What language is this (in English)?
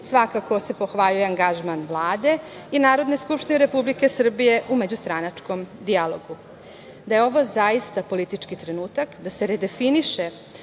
Serbian